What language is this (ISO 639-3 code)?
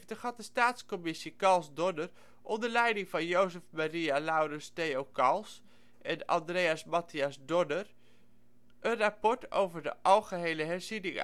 nld